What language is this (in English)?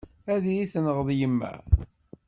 Kabyle